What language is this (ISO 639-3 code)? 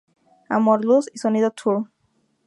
spa